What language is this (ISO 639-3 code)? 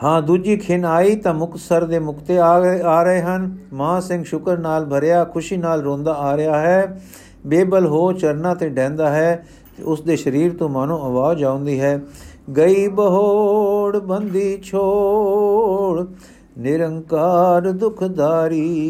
pan